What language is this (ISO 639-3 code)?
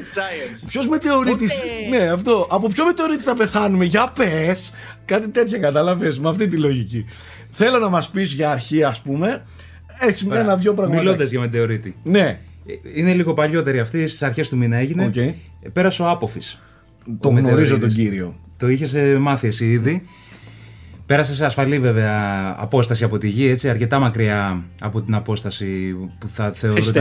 ell